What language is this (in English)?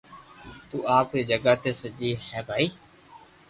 Loarki